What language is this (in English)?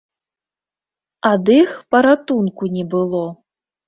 Belarusian